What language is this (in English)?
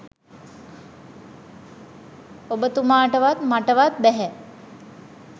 Sinhala